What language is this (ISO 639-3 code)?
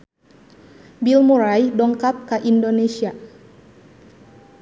sun